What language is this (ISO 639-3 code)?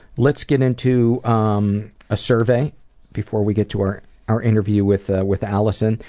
eng